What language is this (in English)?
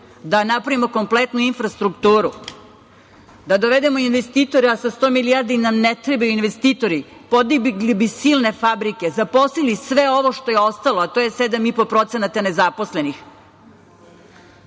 Serbian